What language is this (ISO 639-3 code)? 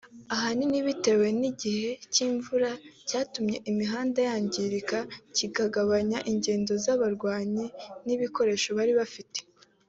kin